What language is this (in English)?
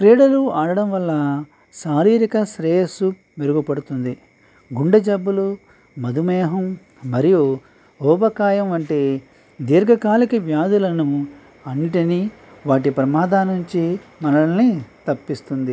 Telugu